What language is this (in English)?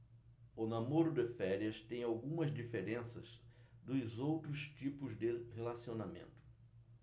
Portuguese